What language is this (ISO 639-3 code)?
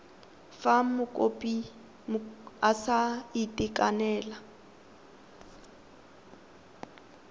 tsn